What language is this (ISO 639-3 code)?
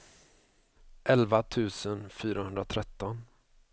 swe